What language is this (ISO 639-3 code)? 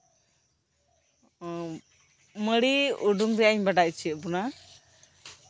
sat